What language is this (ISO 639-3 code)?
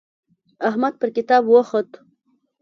pus